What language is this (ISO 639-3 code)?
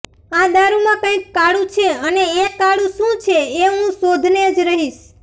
guj